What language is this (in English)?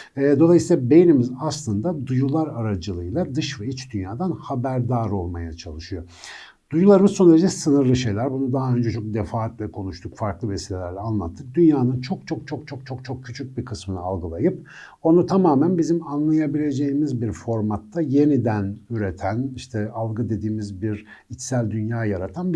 Turkish